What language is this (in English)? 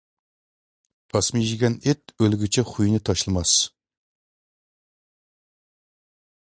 Uyghur